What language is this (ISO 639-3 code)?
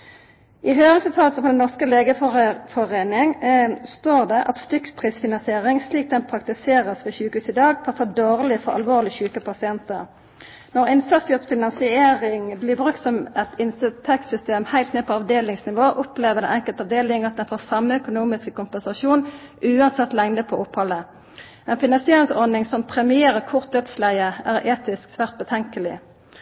nno